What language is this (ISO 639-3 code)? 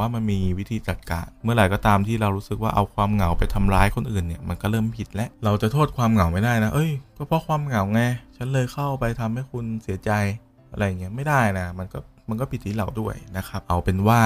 tha